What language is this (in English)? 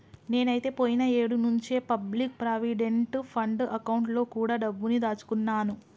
Telugu